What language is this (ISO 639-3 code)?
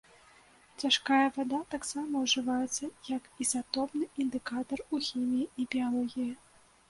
bel